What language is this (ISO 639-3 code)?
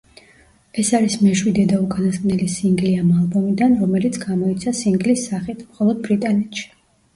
kat